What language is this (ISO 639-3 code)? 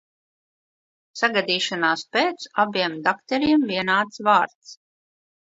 lav